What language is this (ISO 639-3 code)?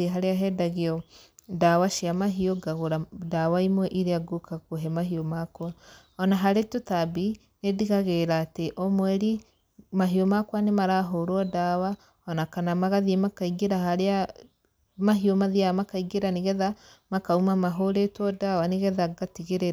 kik